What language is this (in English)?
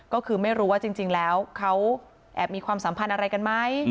Thai